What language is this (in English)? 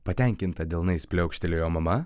Lithuanian